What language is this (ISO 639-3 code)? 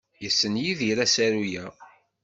kab